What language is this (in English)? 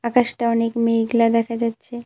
Bangla